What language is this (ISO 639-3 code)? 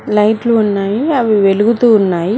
tel